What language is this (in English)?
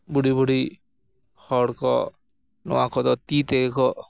Santali